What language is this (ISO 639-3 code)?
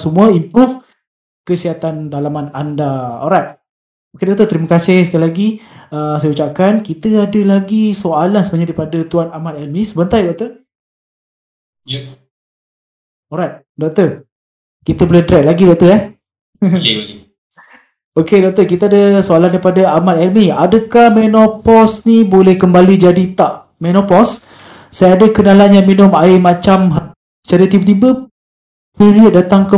msa